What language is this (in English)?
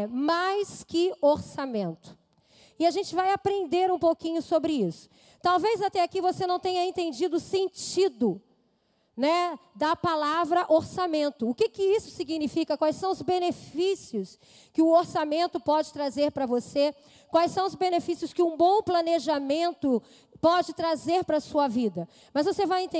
Portuguese